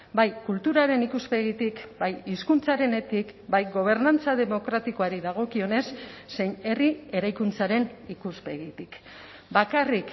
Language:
Basque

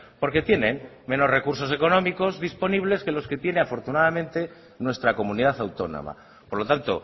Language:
Spanish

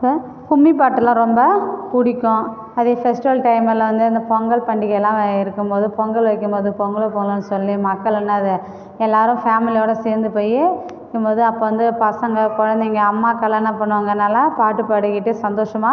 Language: Tamil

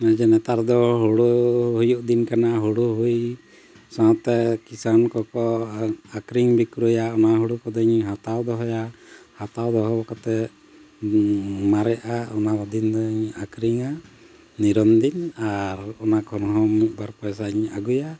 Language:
Santali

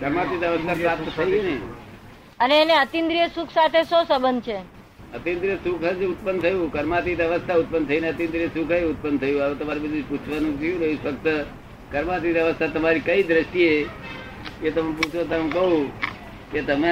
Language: Gujarati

